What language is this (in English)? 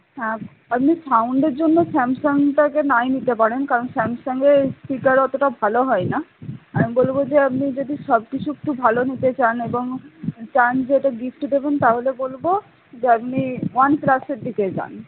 Bangla